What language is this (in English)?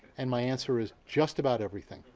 English